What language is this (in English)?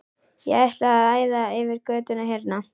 Icelandic